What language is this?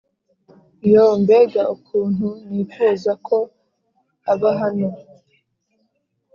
Kinyarwanda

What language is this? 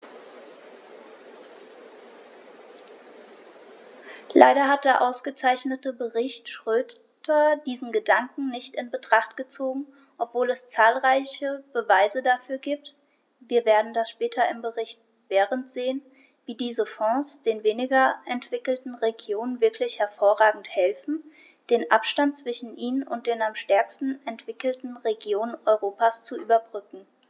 German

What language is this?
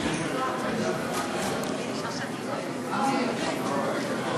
Hebrew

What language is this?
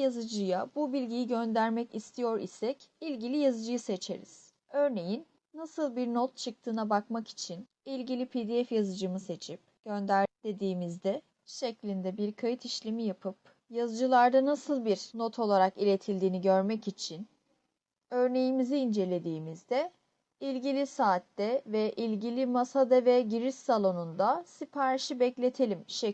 Turkish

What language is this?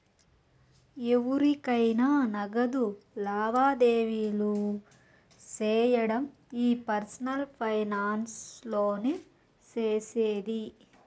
Telugu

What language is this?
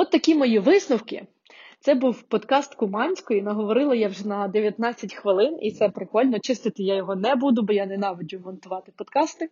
Ukrainian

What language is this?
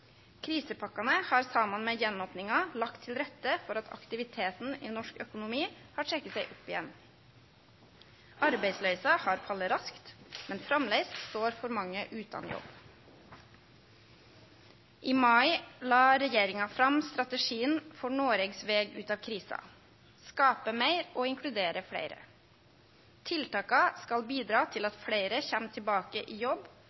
Norwegian Nynorsk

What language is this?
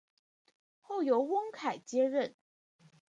Chinese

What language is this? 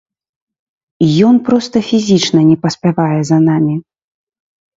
Belarusian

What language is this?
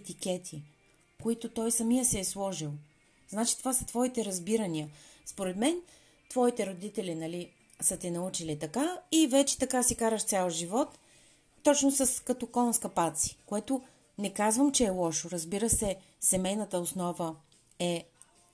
Bulgarian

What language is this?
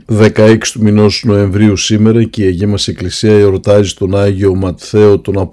Greek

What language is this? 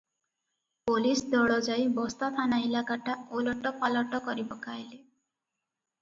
Odia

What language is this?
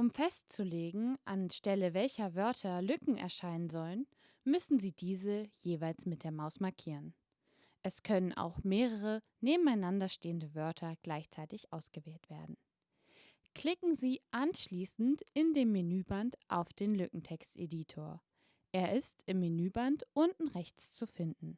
German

